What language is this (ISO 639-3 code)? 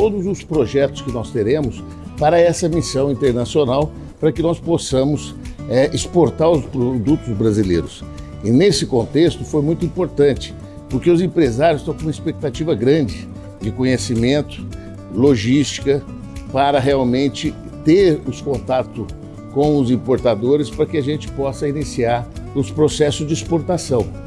por